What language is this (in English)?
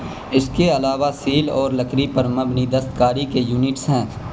Urdu